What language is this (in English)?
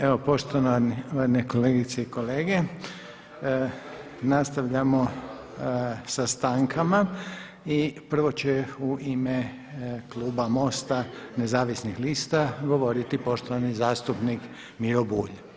Croatian